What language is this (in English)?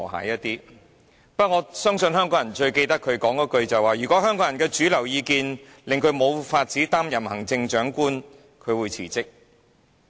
Cantonese